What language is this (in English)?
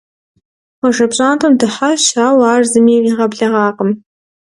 Kabardian